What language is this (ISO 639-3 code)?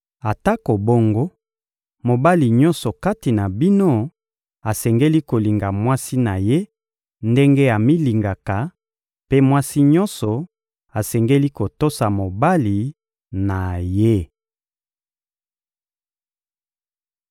lin